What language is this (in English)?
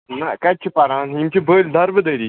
Kashmiri